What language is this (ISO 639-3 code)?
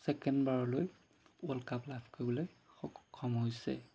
asm